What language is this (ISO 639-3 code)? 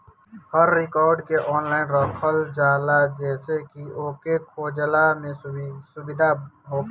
bho